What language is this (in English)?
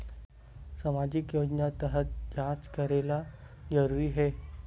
Chhattisgarhi